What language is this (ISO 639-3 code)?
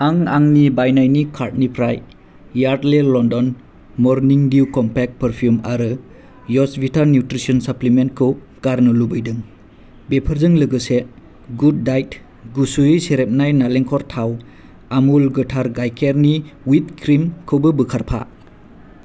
brx